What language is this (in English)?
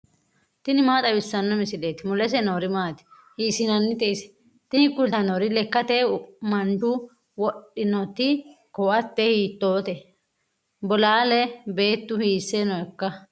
Sidamo